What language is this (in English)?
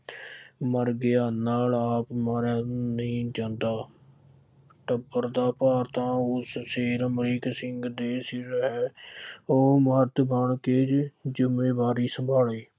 Punjabi